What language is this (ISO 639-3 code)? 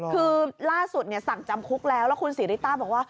tha